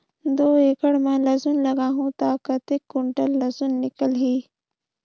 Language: Chhattisgarhi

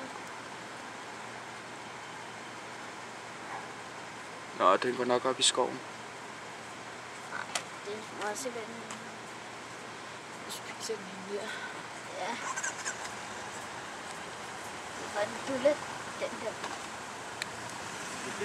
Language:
Danish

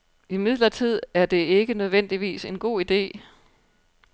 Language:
Danish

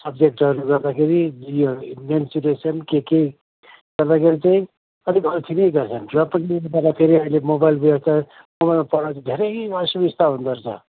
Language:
Nepali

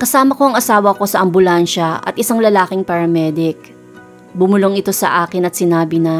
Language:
Filipino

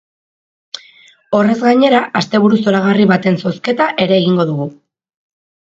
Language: Basque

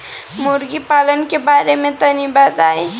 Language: Bhojpuri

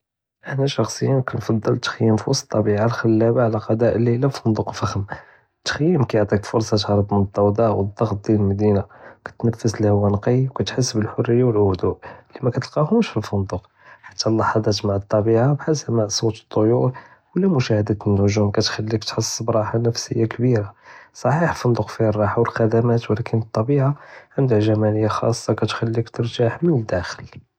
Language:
Judeo-Arabic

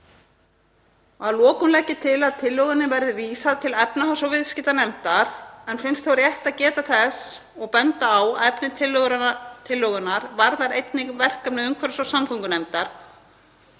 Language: Icelandic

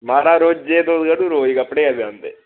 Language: Dogri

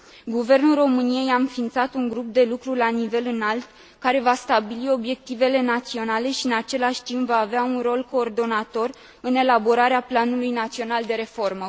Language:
Romanian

